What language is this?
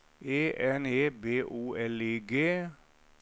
Norwegian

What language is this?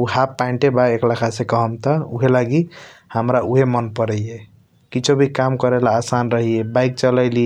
Kochila Tharu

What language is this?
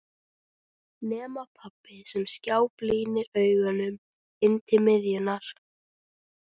Icelandic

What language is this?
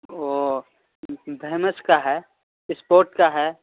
Urdu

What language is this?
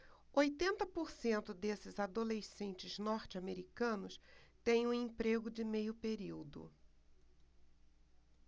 Portuguese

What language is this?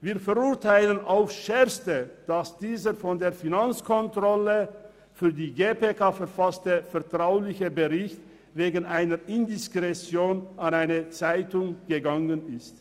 Swiss German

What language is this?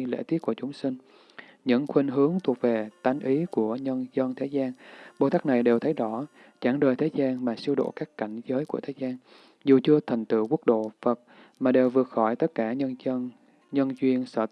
Vietnamese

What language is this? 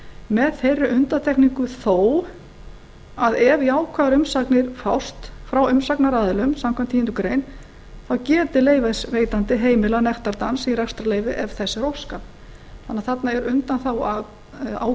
Icelandic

